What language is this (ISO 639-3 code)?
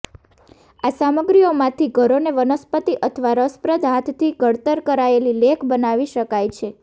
guj